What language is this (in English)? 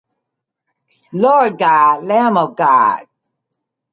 English